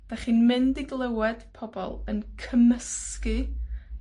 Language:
Welsh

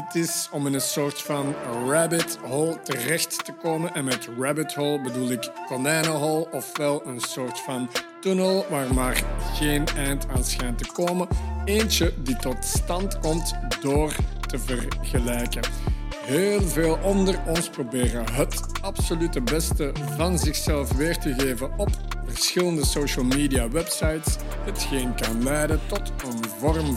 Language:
Dutch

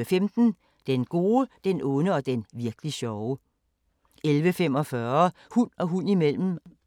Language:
Danish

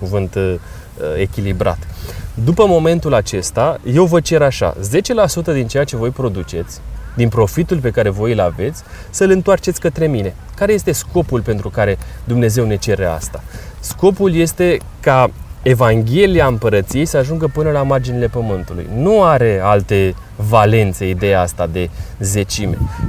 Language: Romanian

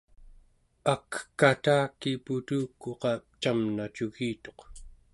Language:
Central Yupik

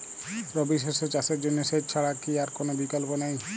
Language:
Bangla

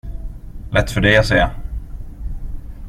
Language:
Swedish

